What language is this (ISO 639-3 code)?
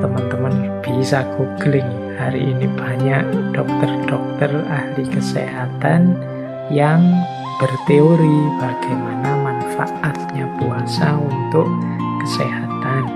ind